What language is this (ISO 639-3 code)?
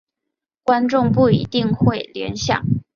zho